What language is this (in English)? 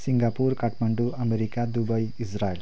Nepali